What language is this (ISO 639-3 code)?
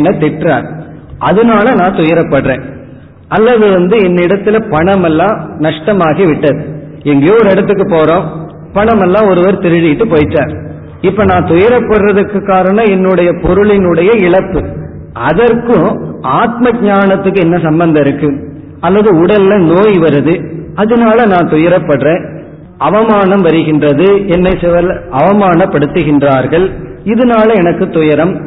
tam